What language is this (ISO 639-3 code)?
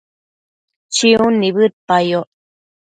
mcf